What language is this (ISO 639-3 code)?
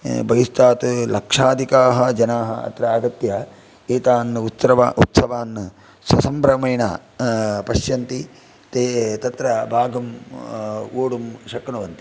san